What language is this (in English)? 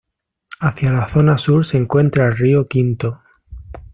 Spanish